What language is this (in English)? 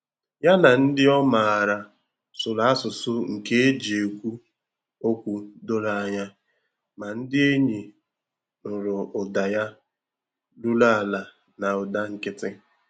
Igbo